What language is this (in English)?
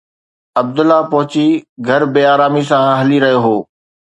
Sindhi